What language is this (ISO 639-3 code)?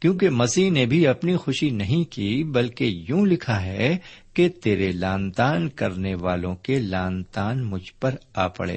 urd